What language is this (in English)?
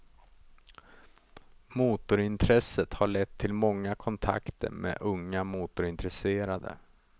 Swedish